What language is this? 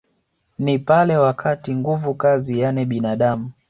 Swahili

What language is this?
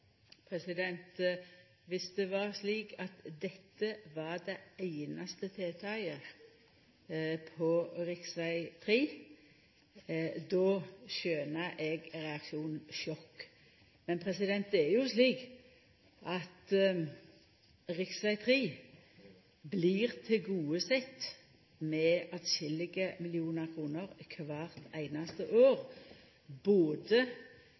Norwegian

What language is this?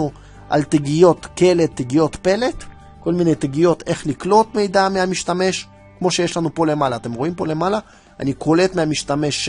Hebrew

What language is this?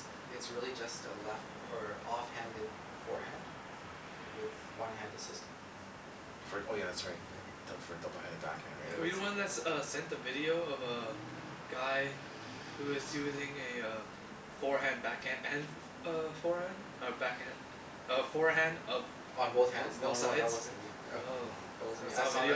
English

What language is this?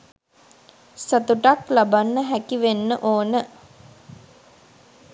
Sinhala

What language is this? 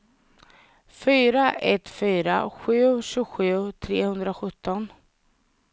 Swedish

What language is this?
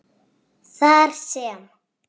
Icelandic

